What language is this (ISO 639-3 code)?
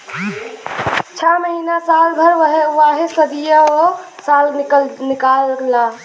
bho